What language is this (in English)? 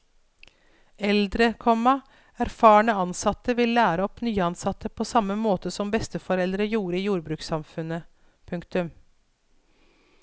Norwegian